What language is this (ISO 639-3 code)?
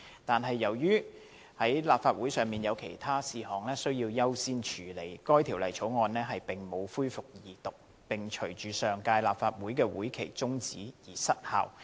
yue